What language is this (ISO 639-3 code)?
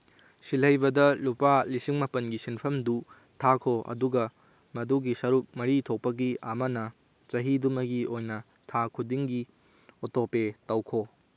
mni